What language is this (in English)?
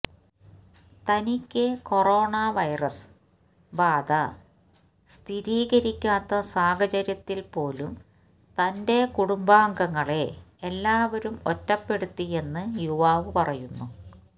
Malayalam